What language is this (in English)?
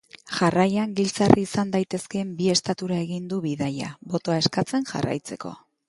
Basque